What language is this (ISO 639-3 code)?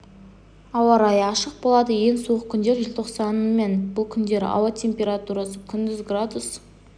kaz